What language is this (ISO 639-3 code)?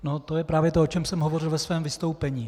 ces